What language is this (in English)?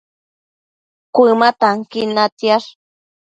Matsés